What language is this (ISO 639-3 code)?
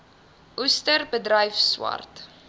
afr